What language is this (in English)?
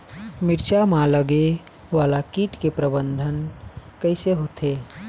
Chhattisgarhi